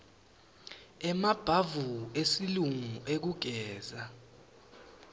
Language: Swati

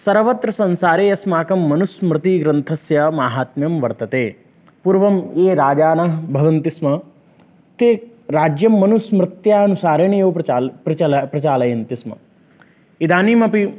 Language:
Sanskrit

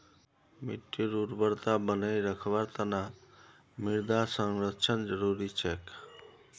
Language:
Magahi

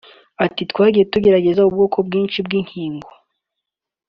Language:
Kinyarwanda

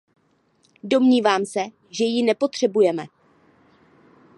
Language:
Czech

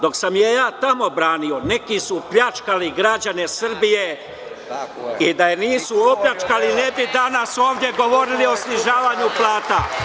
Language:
Serbian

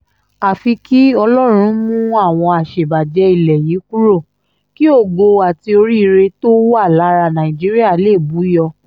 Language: Yoruba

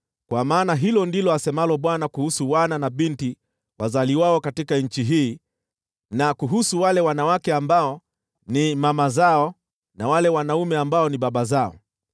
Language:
Swahili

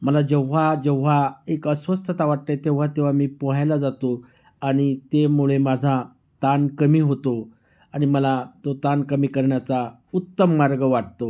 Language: Marathi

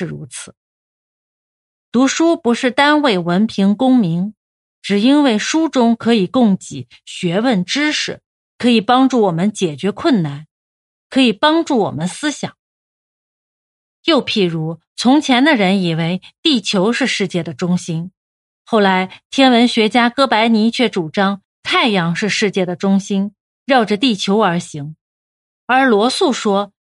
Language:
Chinese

